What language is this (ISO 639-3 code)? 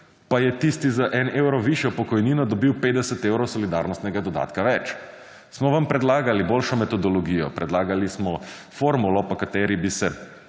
slv